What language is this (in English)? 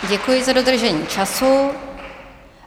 Czech